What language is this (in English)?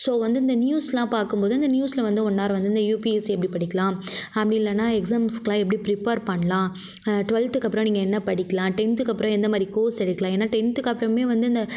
Tamil